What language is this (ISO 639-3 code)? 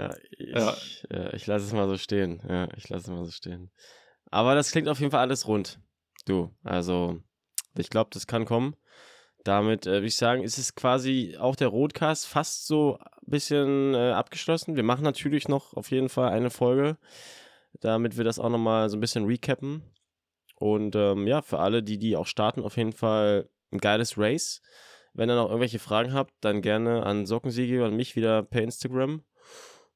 deu